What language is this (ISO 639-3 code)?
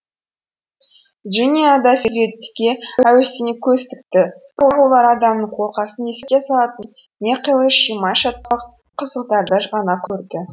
kaz